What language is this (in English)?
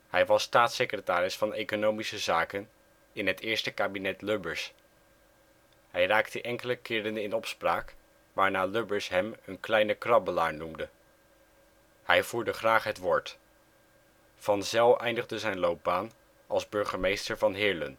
Dutch